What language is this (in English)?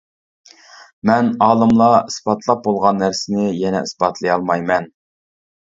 Uyghur